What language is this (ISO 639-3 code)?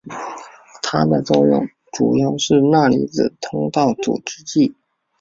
zho